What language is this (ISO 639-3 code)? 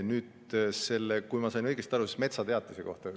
est